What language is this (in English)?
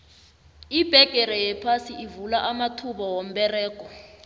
South Ndebele